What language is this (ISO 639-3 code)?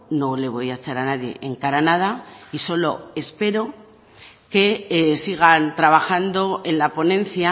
spa